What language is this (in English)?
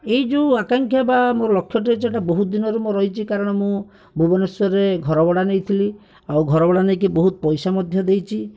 Odia